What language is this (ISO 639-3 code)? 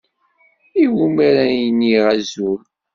kab